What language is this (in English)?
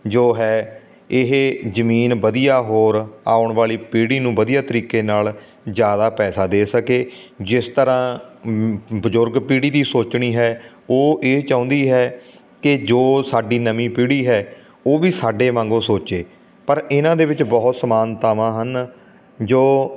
Punjabi